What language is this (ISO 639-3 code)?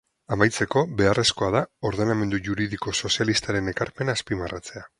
eus